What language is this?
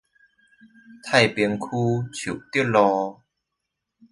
Chinese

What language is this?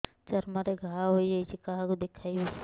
Odia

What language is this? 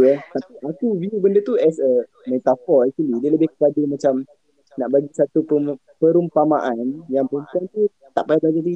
Malay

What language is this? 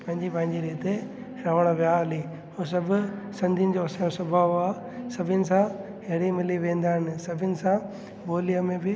Sindhi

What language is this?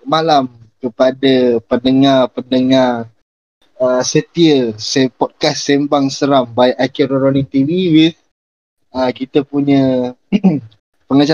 Malay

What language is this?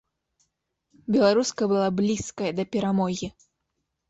Belarusian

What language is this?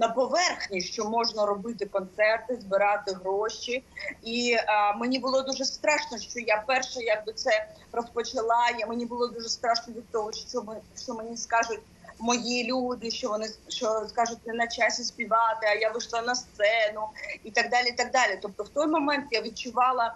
Ukrainian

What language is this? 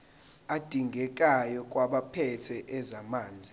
Zulu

